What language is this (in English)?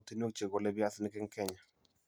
Kalenjin